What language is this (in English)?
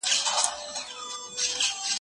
Pashto